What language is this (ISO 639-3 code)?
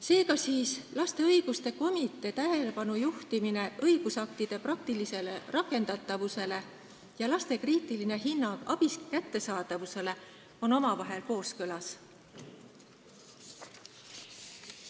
est